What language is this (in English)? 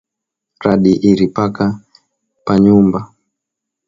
Swahili